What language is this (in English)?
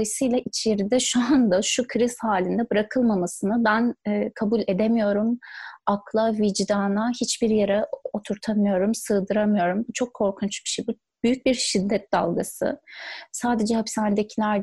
Turkish